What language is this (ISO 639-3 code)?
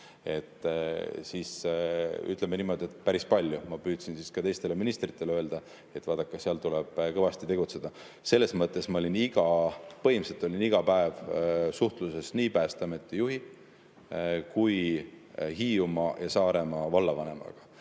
est